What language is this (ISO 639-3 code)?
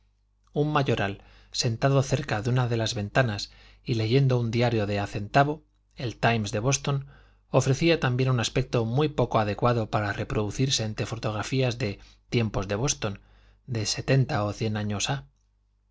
spa